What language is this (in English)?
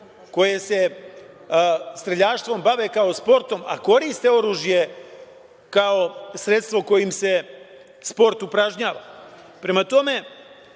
Serbian